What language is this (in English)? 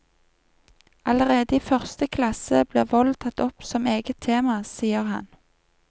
Norwegian